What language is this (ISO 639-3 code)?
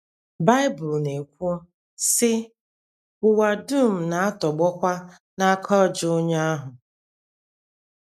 ibo